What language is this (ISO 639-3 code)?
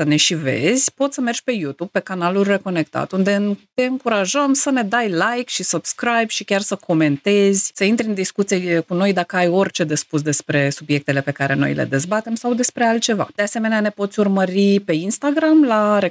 ron